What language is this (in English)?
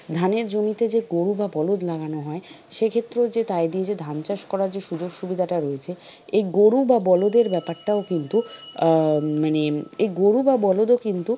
Bangla